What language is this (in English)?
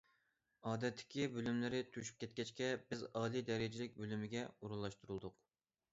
Uyghur